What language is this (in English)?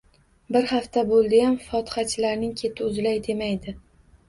Uzbek